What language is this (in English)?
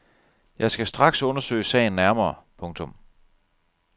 Danish